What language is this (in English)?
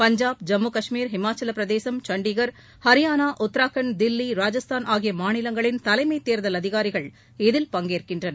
Tamil